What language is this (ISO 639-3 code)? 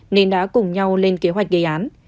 vie